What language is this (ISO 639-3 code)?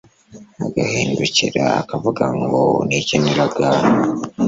kin